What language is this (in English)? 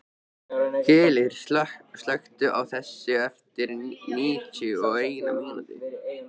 Icelandic